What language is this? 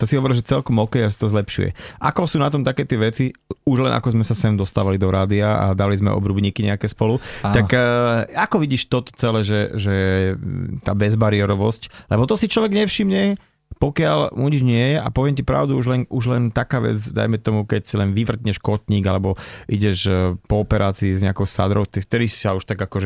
Slovak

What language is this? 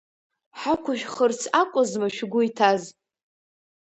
Abkhazian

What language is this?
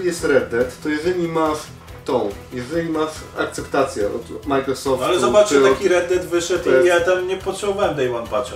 Polish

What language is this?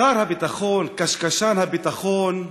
Hebrew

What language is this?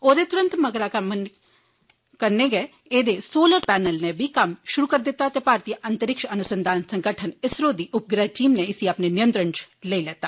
Dogri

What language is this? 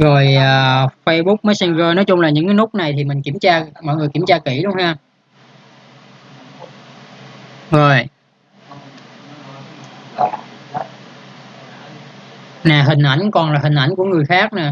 Vietnamese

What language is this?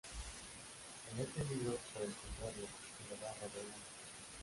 Spanish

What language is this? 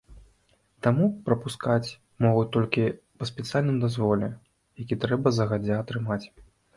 Belarusian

